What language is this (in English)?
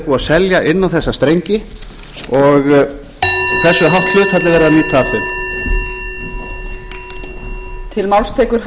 Icelandic